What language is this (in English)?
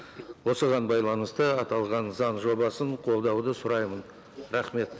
Kazakh